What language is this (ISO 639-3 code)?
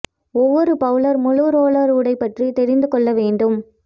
tam